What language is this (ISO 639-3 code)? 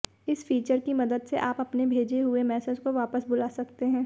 hin